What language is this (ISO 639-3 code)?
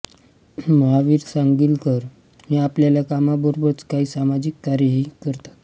mar